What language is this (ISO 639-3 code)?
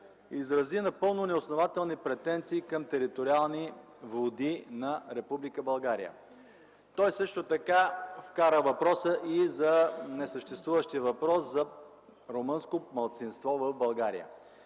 bul